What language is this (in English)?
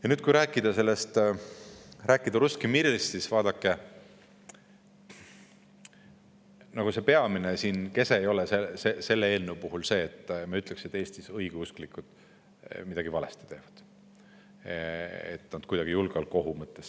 Estonian